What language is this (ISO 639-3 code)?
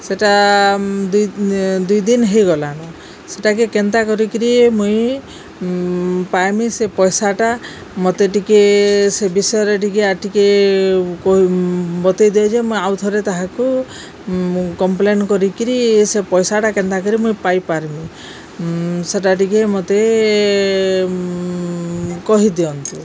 ori